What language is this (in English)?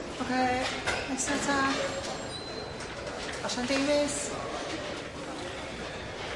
Welsh